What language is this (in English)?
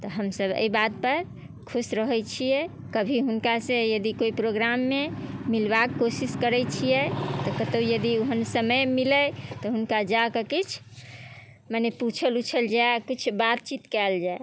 Maithili